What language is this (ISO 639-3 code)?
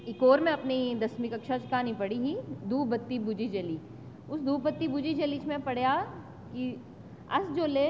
doi